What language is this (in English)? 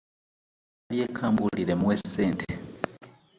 Ganda